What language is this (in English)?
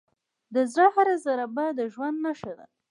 Pashto